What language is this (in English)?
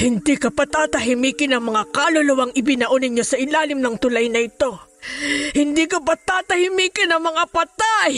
Filipino